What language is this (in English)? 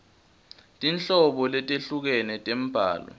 Swati